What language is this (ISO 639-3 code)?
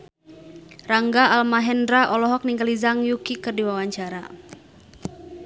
sun